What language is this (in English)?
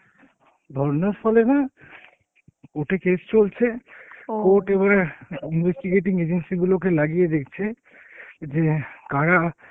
Bangla